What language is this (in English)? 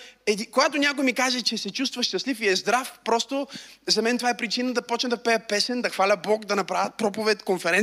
Bulgarian